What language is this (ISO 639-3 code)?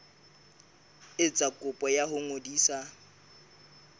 sot